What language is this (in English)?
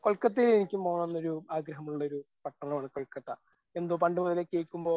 Malayalam